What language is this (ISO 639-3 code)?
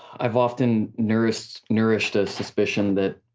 eng